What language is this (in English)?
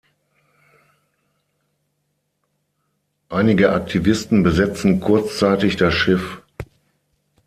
German